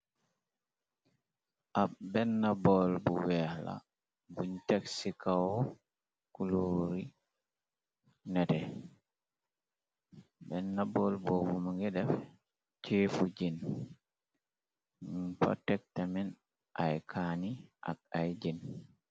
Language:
Wolof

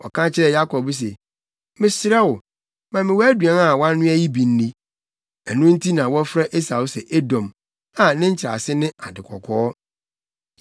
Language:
Akan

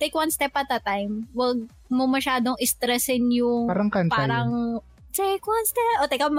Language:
Filipino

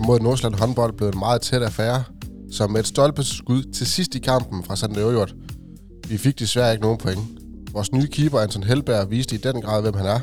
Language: Danish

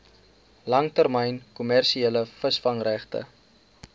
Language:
Afrikaans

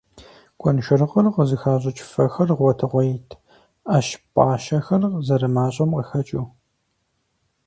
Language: Kabardian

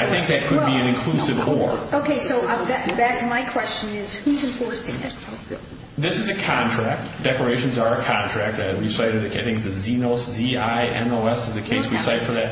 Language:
English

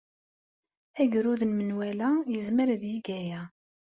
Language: Kabyle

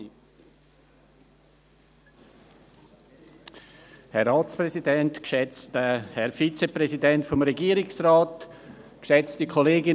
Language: Swiss German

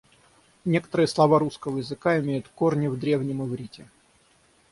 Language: Russian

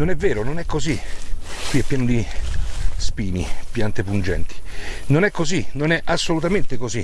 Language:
Italian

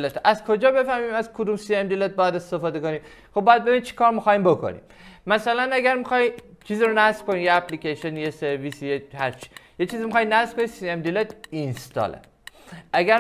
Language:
Persian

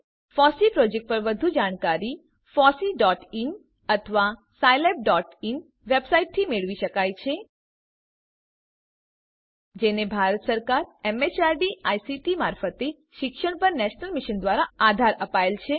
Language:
Gujarati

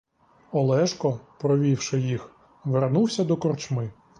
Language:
Ukrainian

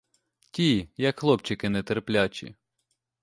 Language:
Ukrainian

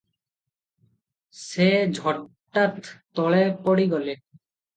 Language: Odia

